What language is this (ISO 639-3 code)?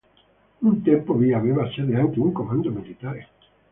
ita